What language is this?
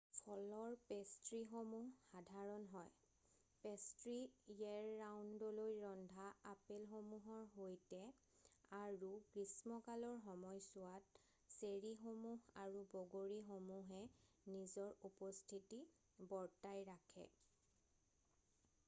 Assamese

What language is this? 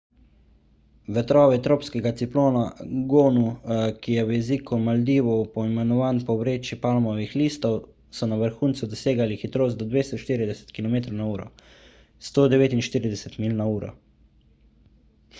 Slovenian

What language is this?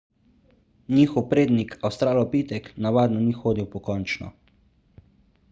Slovenian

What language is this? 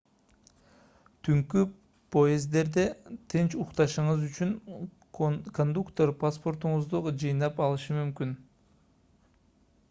Kyrgyz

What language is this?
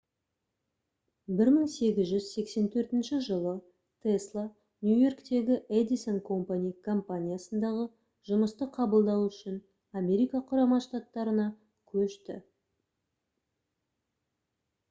Kazakh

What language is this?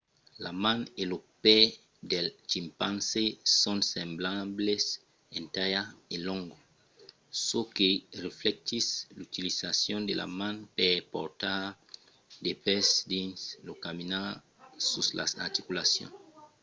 Occitan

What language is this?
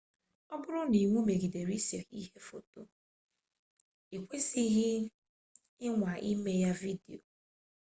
Igbo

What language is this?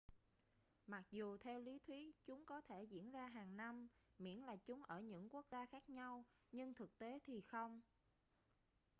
Vietnamese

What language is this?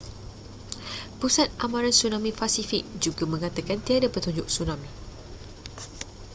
Malay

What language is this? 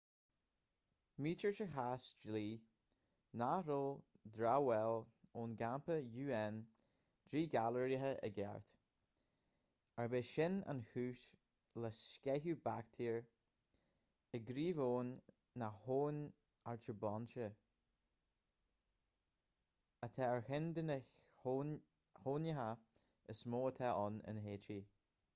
Irish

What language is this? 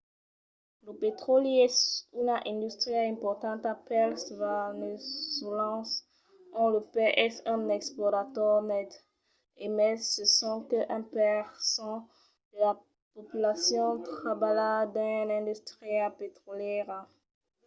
Occitan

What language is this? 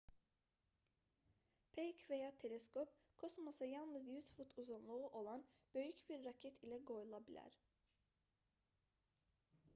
Azerbaijani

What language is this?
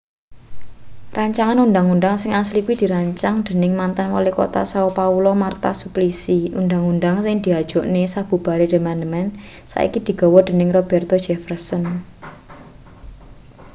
Javanese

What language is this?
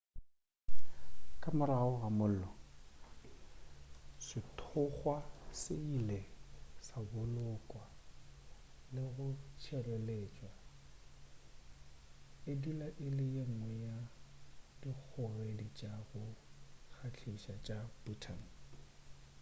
Northern Sotho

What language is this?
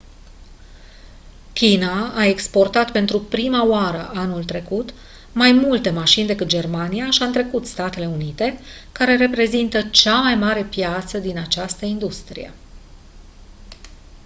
Romanian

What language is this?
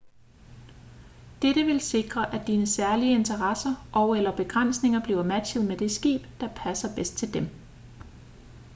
Danish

